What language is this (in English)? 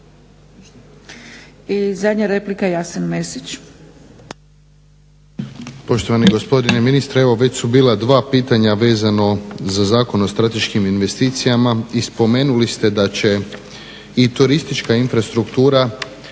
Croatian